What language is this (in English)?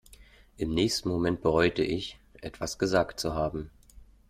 German